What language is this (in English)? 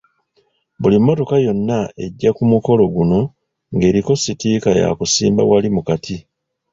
Ganda